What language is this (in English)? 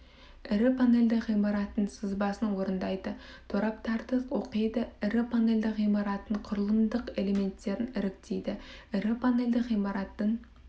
Kazakh